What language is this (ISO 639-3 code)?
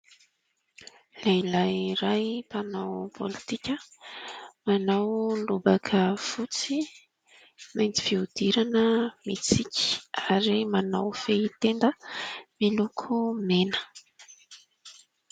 mlg